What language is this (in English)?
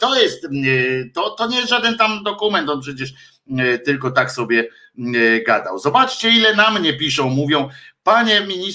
Polish